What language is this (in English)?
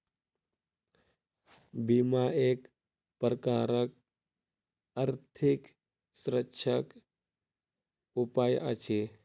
Maithili